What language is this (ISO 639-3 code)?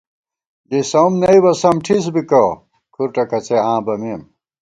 gwt